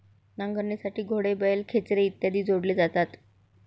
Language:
Marathi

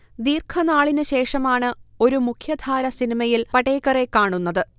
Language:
Malayalam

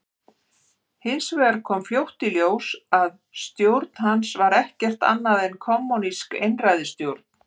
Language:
Icelandic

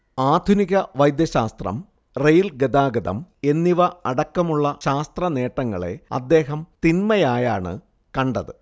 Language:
Malayalam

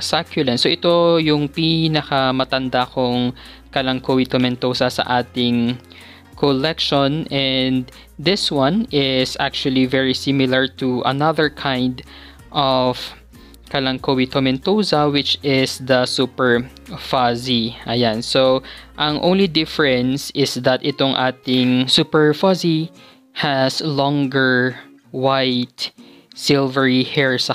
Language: Filipino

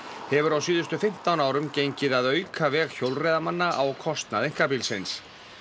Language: Icelandic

